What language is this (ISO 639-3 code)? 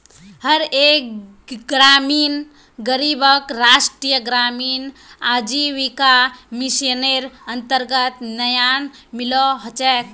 mag